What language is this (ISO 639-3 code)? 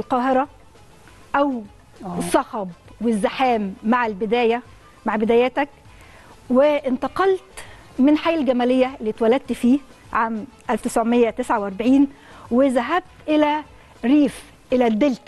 ara